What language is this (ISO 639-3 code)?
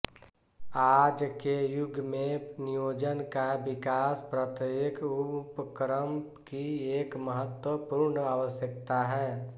hin